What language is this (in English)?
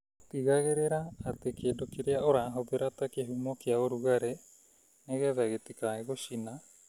Kikuyu